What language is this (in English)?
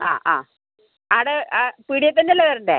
Malayalam